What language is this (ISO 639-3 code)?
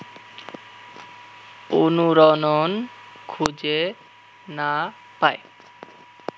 ben